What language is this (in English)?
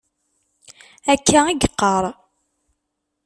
Kabyle